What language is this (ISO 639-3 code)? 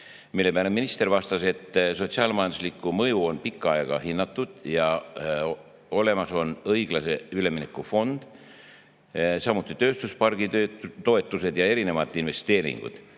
est